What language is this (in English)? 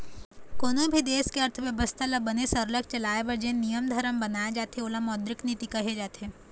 Chhattisgarhi